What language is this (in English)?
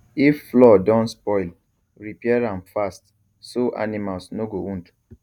Nigerian Pidgin